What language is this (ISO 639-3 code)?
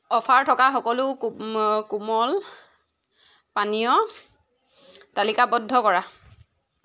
asm